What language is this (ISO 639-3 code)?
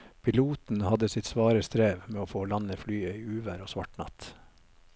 nor